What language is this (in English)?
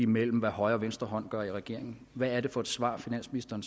Danish